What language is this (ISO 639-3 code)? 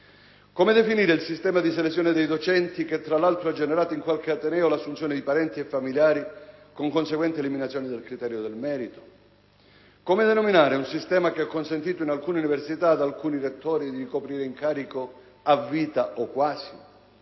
ita